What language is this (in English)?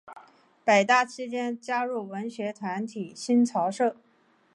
Chinese